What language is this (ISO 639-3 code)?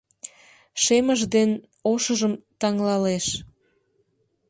chm